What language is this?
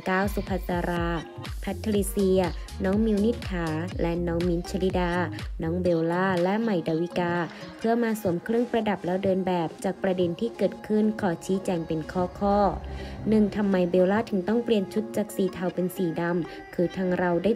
Thai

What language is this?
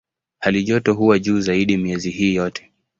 Swahili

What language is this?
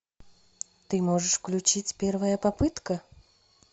Russian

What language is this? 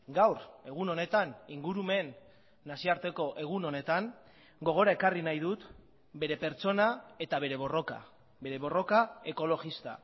Basque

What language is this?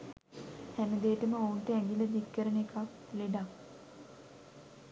Sinhala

